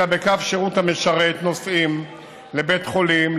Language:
Hebrew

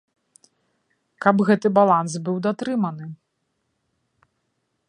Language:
Belarusian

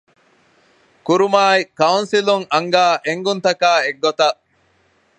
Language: Divehi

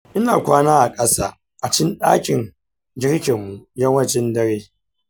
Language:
Hausa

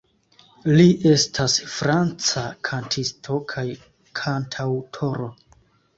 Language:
Esperanto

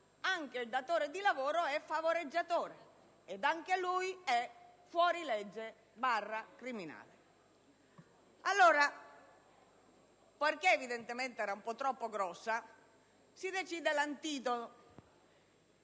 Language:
Italian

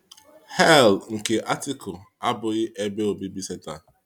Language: Igbo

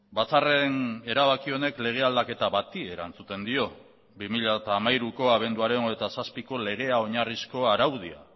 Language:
Basque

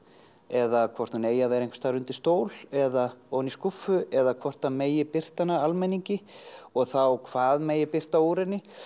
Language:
Icelandic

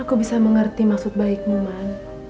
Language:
Indonesian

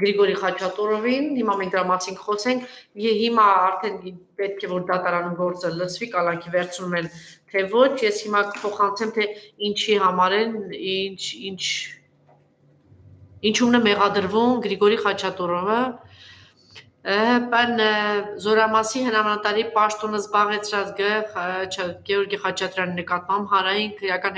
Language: Romanian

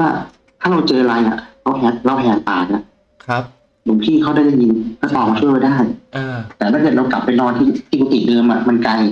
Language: Thai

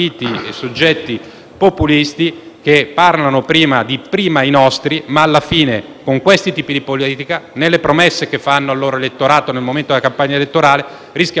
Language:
Italian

